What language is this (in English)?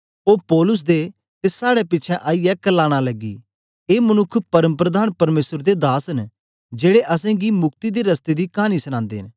Dogri